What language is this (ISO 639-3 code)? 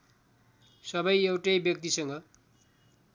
nep